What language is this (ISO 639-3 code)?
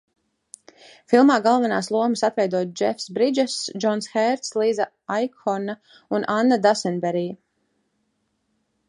lav